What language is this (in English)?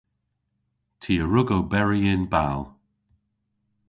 Cornish